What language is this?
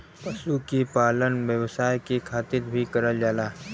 Bhojpuri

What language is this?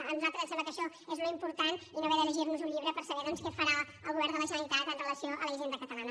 Catalan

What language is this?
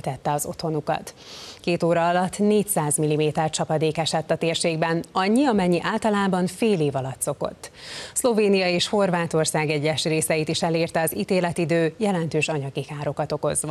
Hungarian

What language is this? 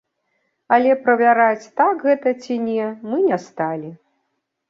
Belarusian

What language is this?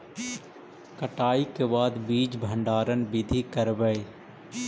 Magahi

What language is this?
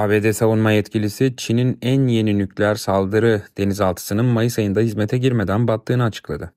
Turkish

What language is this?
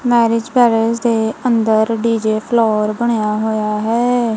Punjabi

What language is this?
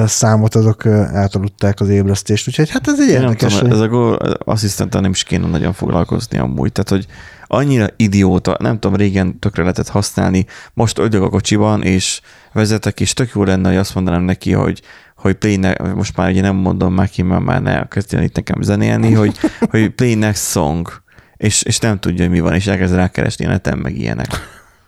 Hungarian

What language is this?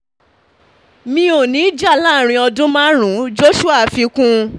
Yoruba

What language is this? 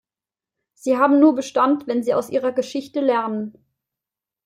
German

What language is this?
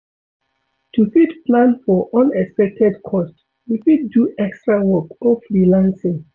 Nigerian Pidgin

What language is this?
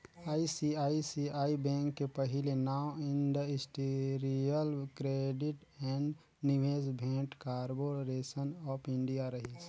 Chhattisgarhi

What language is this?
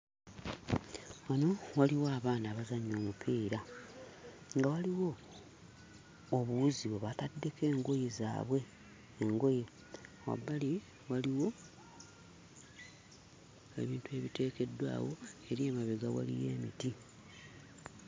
Ganda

